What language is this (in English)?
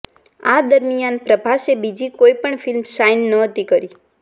Gujarati